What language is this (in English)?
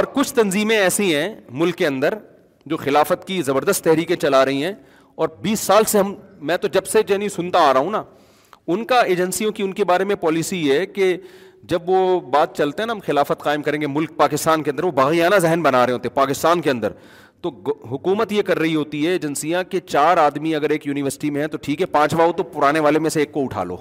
Urdu